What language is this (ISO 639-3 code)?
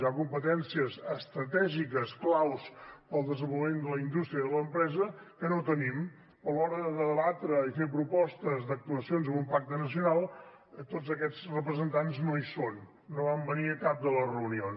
cat